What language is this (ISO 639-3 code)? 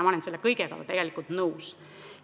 est